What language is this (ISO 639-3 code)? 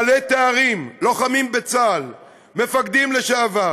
heb